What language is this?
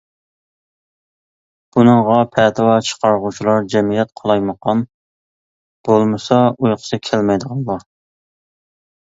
Uyghur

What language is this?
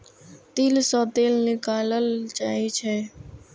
Maithili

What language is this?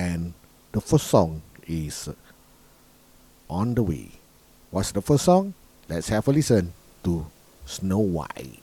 Malay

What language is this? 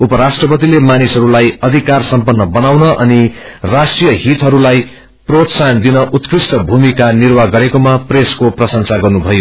Nepali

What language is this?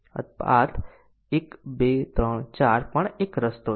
Gujarati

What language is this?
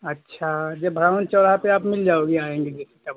Hindi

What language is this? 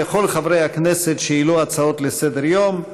Hebrew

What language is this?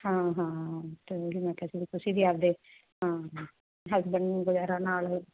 Punjabi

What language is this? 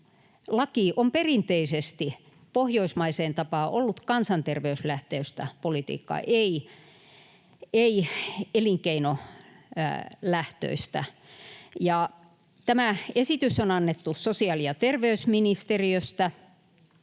Finnish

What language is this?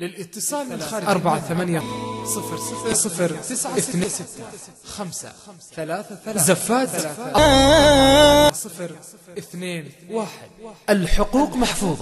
Arabic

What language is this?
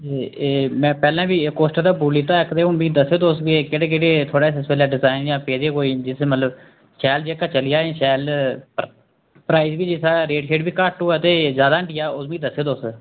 Dogri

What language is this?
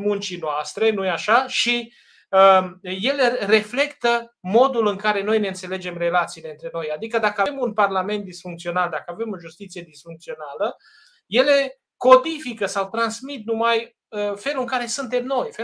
Romanian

